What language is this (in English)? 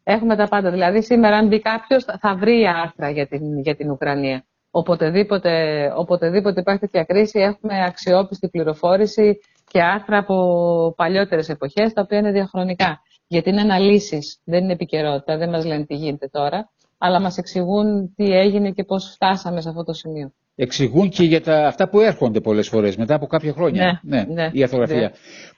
Greek